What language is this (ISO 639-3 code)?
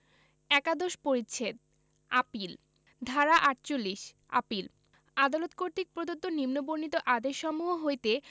ben